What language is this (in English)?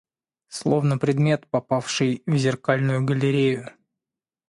Russian